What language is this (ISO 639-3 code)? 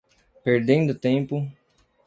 por